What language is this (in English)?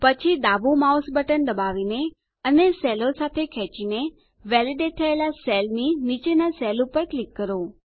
Gujarati